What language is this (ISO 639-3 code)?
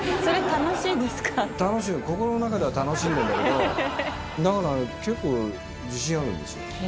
jpn